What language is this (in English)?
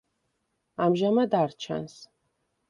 Georgian